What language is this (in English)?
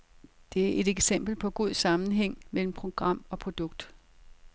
Danish